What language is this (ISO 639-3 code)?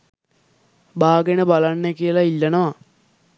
sin